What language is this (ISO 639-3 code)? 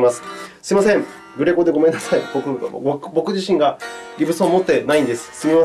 jpn